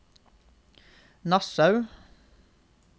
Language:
Norwegian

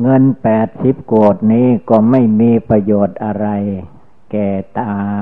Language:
Thai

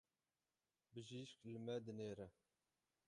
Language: Kurdish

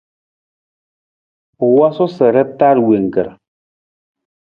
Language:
Nawdm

